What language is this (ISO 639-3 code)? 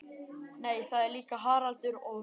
isl